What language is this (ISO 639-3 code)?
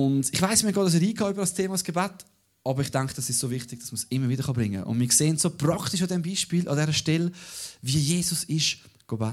deu